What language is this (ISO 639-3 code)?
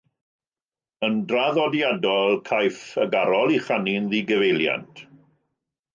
cym